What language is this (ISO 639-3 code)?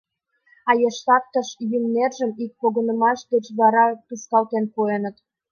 chm